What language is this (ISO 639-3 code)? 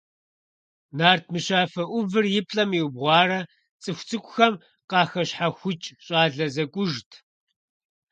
kbd